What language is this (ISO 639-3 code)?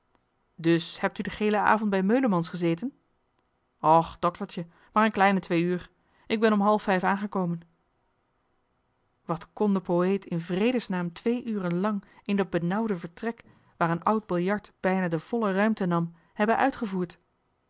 nld